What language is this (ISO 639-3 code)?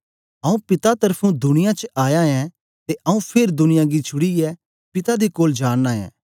doi